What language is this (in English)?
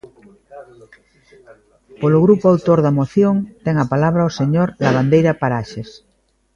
Galician